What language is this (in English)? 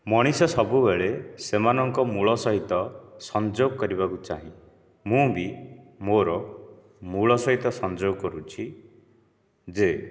Odia